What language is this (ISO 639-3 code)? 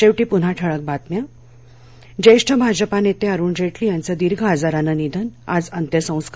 mar